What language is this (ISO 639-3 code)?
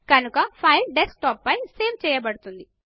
tel